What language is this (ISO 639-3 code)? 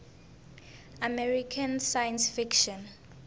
tso